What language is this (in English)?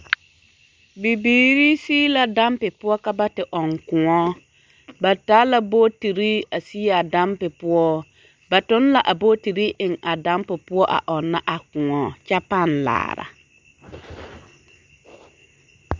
Southern Dagaare